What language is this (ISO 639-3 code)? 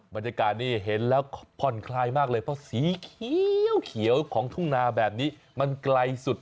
tha